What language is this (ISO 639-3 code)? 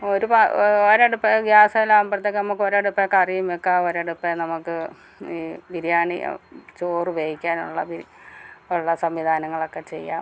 mal